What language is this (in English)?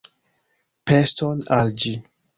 Esperanto